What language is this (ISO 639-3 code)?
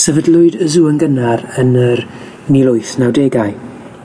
cym